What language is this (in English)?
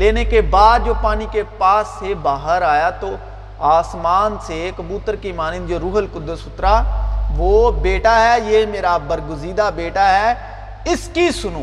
Urdu